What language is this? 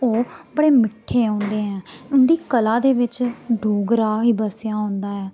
Dogri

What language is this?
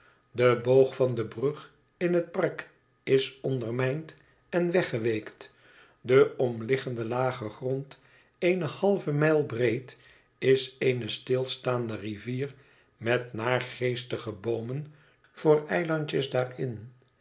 Dutch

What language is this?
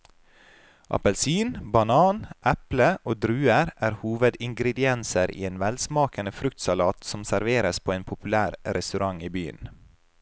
Norwegian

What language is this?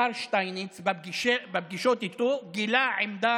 Hebrew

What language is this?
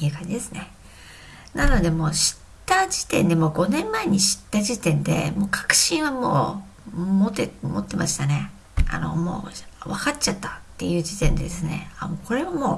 Japanese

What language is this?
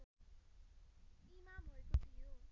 Nepali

